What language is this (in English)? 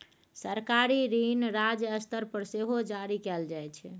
Maithili